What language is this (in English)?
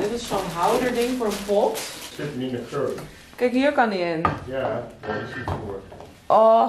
Dutch